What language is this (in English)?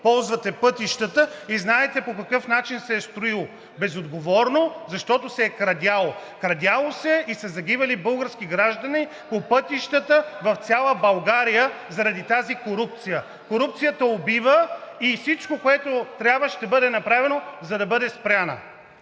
Bulgarian